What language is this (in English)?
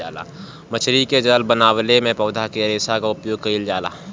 Bhojpuri